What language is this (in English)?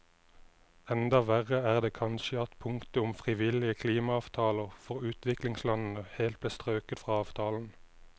Norwegian